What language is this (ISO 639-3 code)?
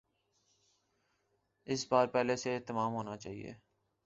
urd